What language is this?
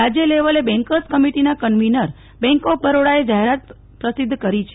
Gujarati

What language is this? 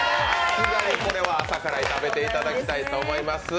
Japanese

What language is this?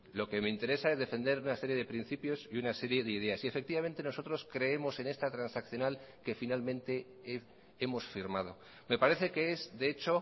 Spanish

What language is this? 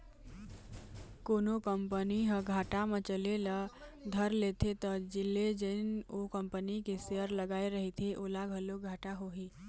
Chhattisgarhi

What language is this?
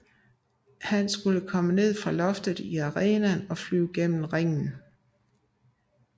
Danish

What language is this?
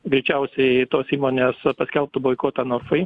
Lithuanian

